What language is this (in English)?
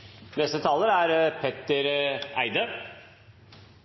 Norwegian Nynorsk